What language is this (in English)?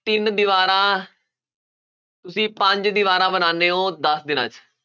Punjabi